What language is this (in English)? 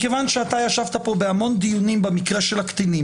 Hebrew